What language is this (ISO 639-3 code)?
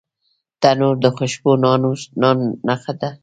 pus